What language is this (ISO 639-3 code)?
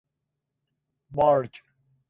fas